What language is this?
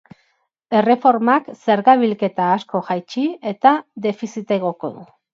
Basque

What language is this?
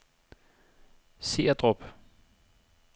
Danish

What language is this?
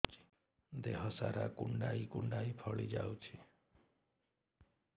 Odia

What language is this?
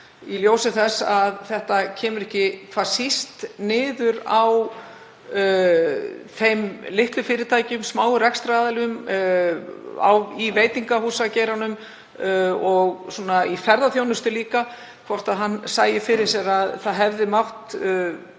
Icelandic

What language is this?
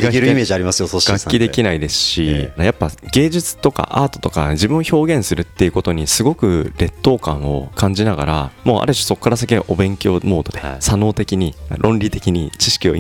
Japanese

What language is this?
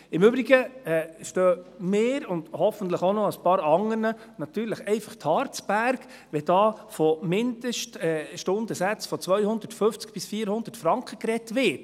Swiss German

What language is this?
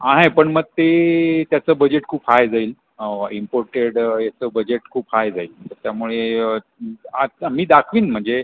Marathi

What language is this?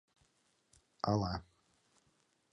Mari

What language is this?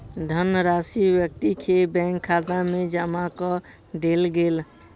Maithili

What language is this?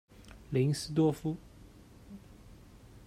Chinese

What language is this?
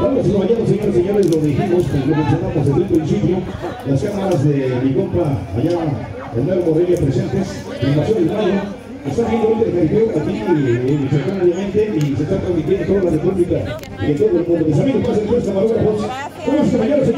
Spanish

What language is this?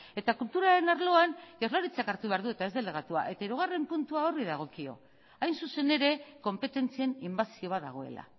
Basque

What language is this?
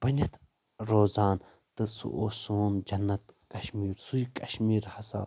Kashmiri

